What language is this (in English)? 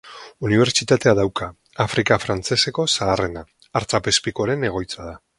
Basque